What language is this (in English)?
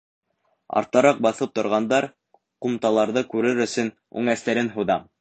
Bashkir